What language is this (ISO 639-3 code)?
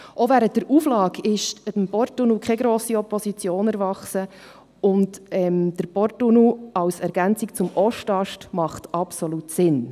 gsw